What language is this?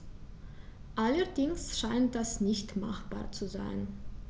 German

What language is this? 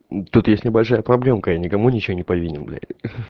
Russian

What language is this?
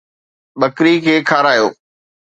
Sindhi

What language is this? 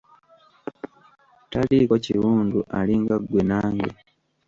Ganda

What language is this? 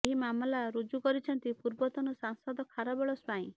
Odia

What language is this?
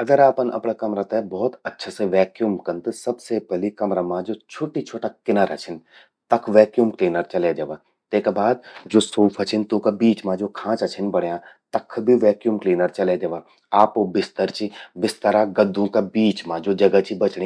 Garhwali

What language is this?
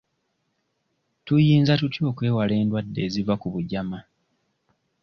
Ganda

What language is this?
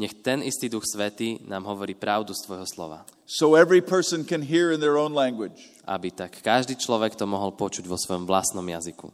Slovak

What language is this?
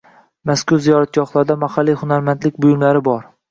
Uzbek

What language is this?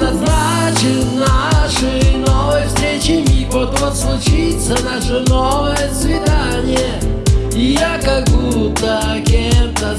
Russian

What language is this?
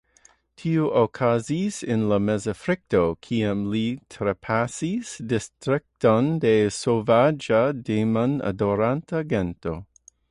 Esperanto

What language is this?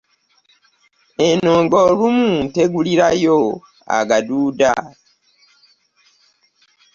Ganda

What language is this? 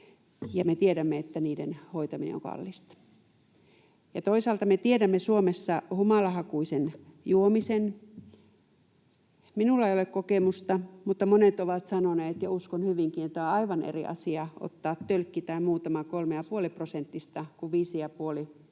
Finnish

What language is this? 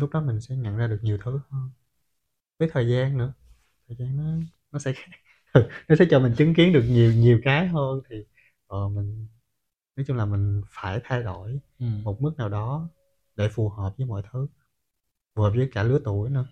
Vietnamese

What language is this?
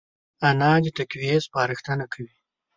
Pashto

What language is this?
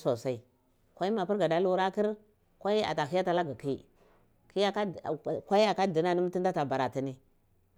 Cibak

